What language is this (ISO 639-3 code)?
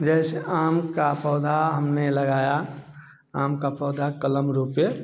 hin